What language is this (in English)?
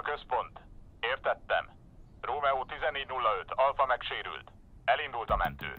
Hungarian